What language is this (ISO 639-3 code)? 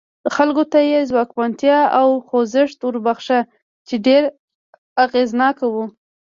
pus